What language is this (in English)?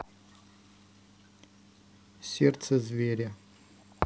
Russian